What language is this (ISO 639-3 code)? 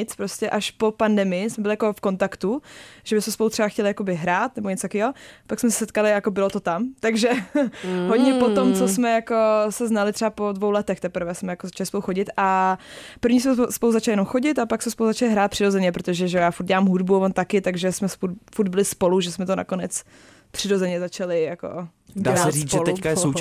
ces